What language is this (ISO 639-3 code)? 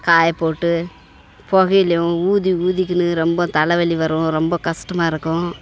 tam